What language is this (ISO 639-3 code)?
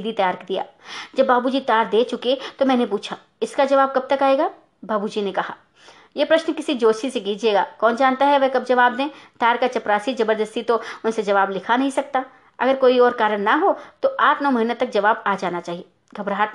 hin